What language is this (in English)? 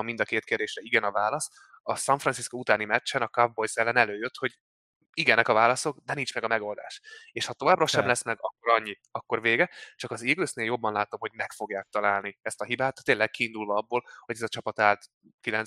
Hungarian